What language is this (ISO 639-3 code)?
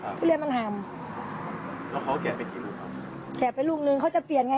tha